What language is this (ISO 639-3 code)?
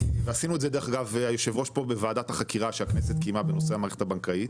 heb